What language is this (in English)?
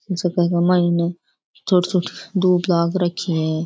Rajasthani